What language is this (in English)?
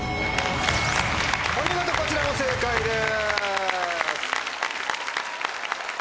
Japanese